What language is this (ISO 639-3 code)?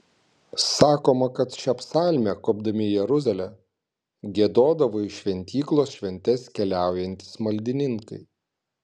lit